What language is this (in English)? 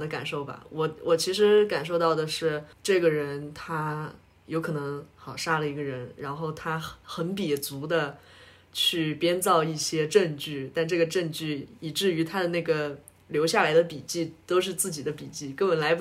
Chinese